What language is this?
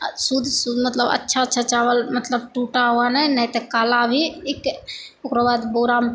Maithili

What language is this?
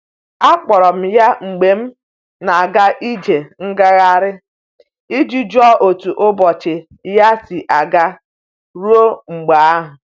Igbo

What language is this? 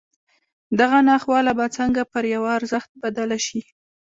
Pashto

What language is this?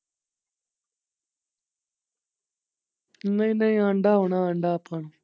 Punjabi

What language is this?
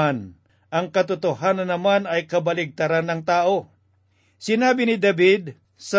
Filipino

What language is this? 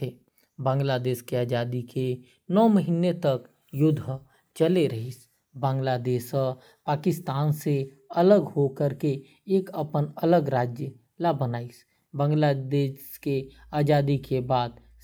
Korwa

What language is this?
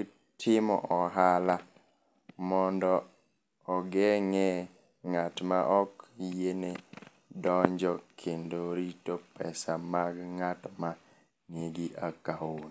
Luo (Kenya and Tanzania)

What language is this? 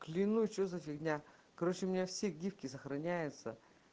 Russian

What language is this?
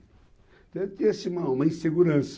Portuguese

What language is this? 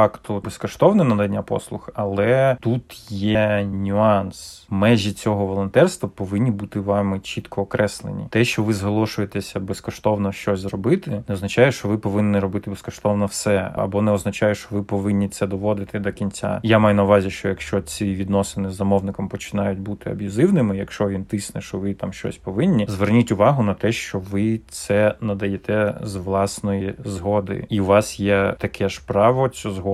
Ukrainian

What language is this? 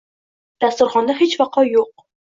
Uzbek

